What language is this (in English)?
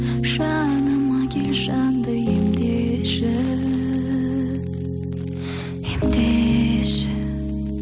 Kazakh